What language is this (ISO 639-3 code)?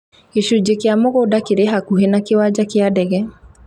kik